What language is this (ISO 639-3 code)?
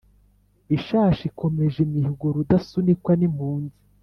kin